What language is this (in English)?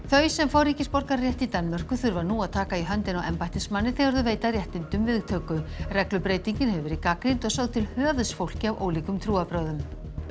Icelandic